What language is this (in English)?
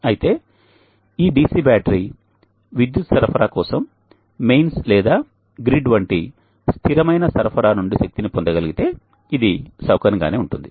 Telugu